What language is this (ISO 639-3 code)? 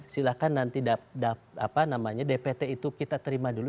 ind